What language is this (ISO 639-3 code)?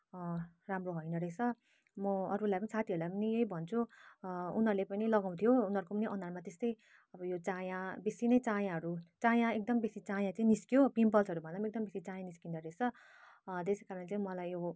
nep